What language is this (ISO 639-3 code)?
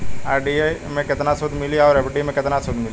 bho